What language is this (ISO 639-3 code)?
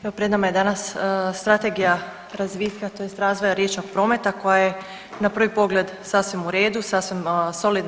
hrv